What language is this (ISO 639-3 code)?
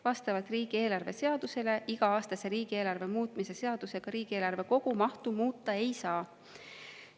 est